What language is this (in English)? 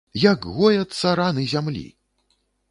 Belarusian